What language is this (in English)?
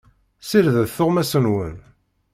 Kabyle